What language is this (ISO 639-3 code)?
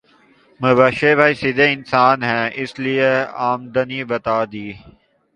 urd